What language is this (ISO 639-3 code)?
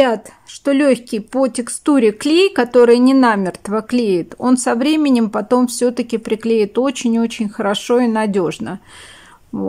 rus